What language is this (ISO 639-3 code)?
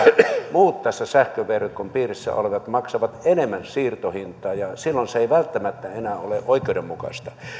fin